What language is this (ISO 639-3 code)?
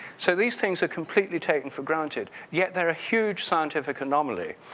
eng